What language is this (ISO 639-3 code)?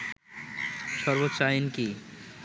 ben